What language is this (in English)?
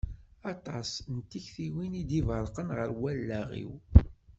Kabyle